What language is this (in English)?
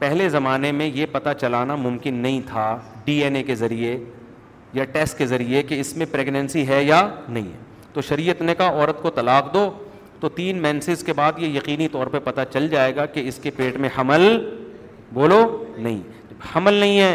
Urdu